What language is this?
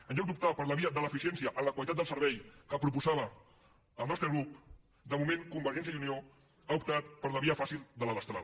Catalan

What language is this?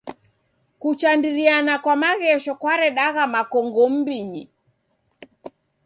Taita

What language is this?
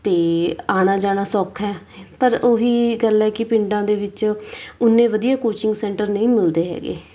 Punjabi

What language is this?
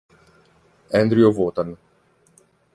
Italian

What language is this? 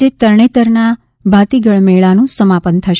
Gujarati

